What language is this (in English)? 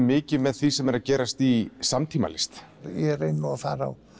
Icelandic